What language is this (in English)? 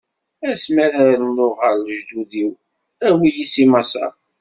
Kabyle